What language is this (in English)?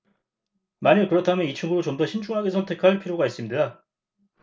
Korean